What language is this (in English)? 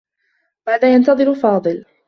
Arabic